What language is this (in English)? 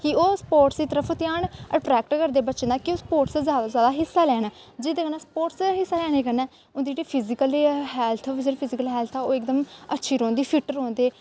Dogri